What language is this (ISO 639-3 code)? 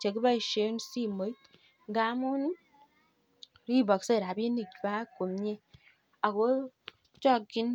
kln